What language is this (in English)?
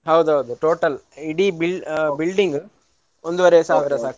Kannada